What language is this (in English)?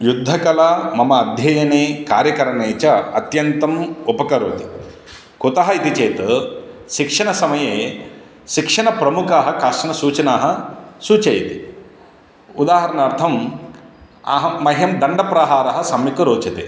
Sanskrit